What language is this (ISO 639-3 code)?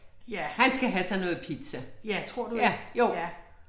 dan